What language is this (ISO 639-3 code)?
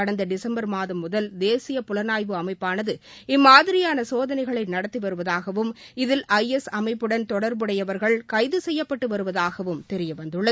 tam